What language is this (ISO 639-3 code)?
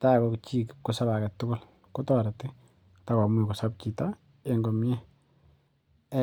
kln